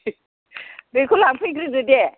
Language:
Bodo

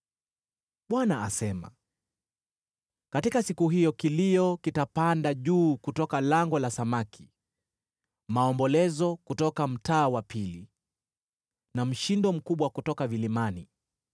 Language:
Swahili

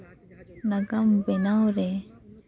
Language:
Santali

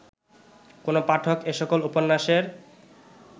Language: Bangla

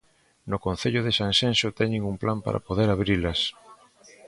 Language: Galician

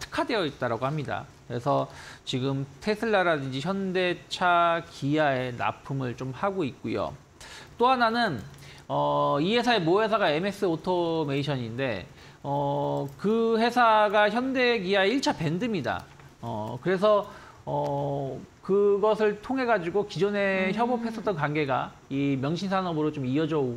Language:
Korean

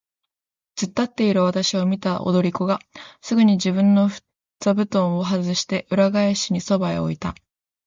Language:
Japanese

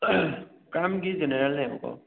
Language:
Manipuri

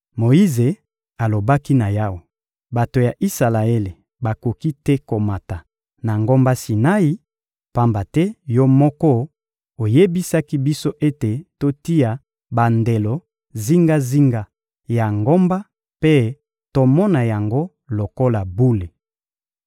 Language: Lingala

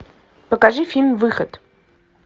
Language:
Russian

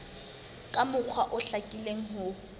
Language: Southern Sotho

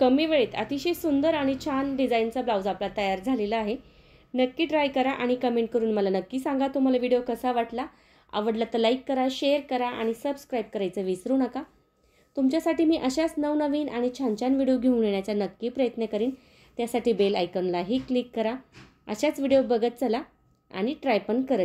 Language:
Hindi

